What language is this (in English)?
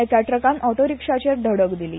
Konkani